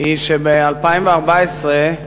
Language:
Hebrew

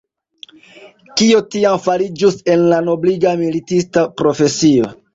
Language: Esperanto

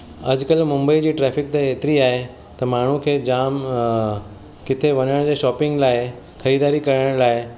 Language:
Sindhi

